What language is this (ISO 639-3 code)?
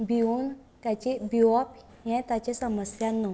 kok